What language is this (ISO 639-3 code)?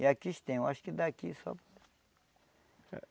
por